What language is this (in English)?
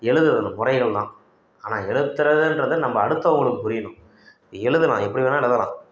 Tamil